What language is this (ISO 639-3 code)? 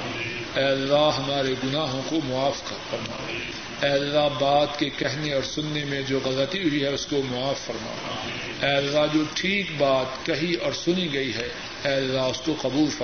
urd